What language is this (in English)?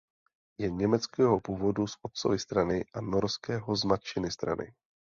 Czech